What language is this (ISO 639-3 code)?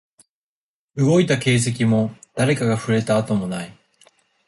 jpn